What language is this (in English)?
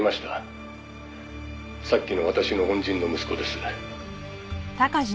Japanese